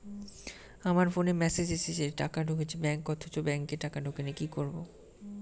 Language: Bangla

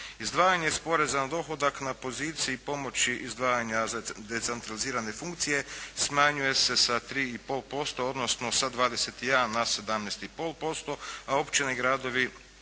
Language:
Croatian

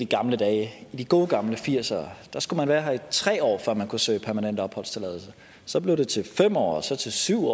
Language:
Danish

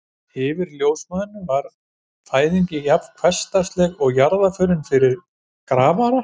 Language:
Icelandic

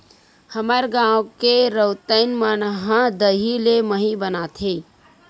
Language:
Chhattisgarhi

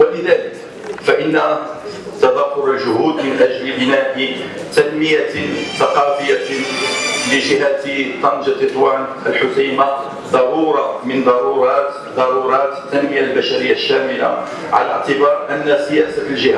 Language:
Arabic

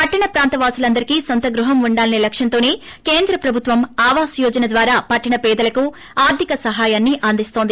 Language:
Telugu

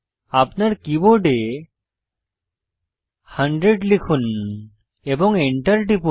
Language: Bangla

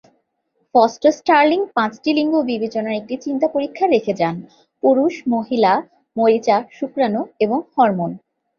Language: Bangla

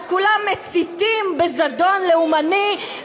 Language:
Hebrew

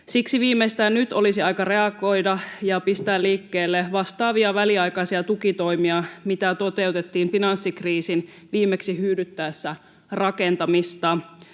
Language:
Finnish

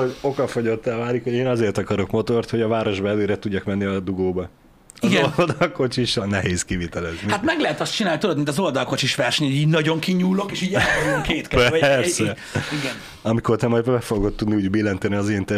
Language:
Hungarian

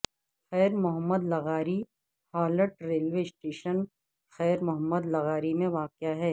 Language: Urdu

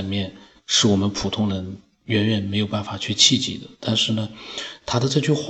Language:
Chinese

